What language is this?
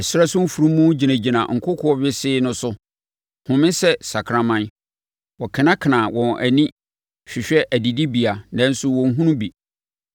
Akan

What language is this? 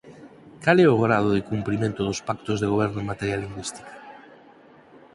Galician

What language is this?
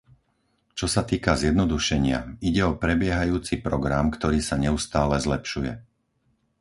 Slovak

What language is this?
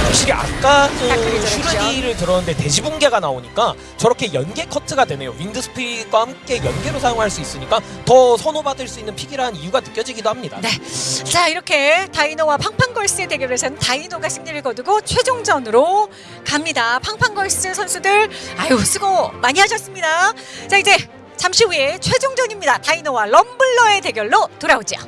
Korean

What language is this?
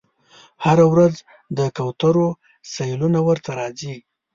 Pashto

